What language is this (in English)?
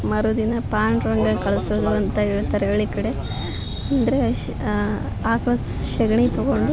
Kannada